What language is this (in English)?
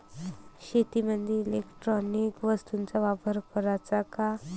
Marathi